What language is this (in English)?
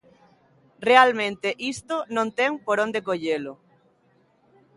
Galician